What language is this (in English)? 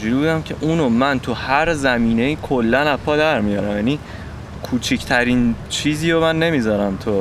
Persian